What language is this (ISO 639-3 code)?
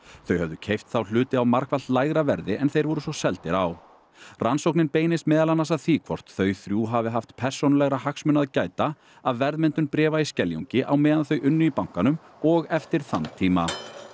isl